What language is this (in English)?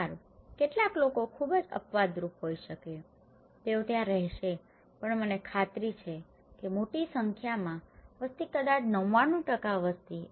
Gujarati